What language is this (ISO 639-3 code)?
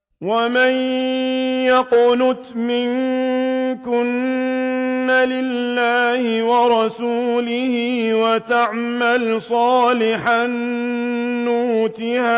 ara